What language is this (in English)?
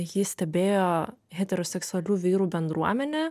Lithuanian